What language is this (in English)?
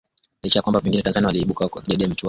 Swahili